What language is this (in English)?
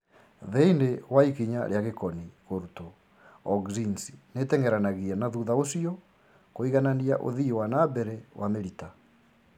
Kikuyu